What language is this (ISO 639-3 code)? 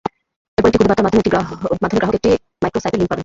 ben